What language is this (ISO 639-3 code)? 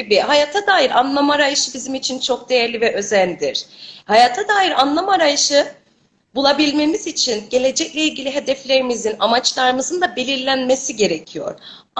tur